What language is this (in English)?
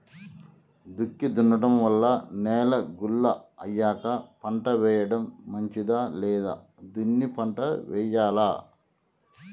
Telugu